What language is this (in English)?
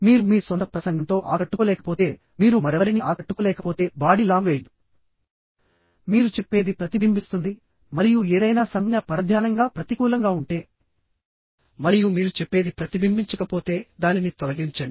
Telugu